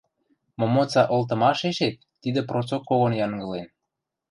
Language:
Western Mari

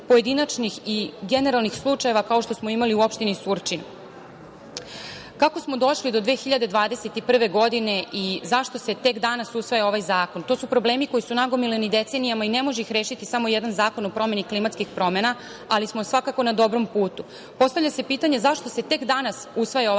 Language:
Serbian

